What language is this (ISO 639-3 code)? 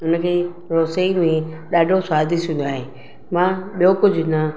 snd